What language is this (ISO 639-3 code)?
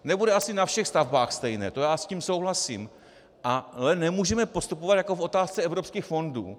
ces